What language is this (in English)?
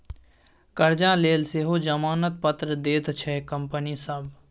Maithili